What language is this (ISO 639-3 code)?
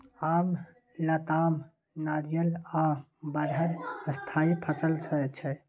mai